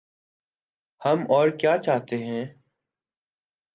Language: Urdu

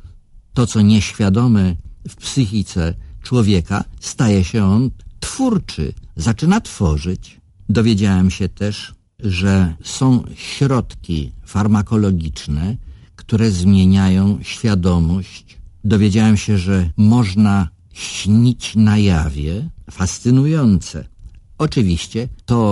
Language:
Polish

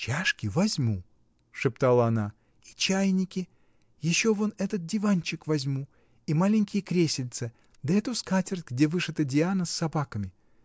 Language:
Russian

